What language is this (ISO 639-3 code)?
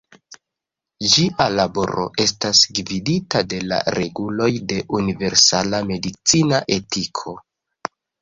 epo